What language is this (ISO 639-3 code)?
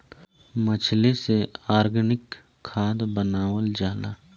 bho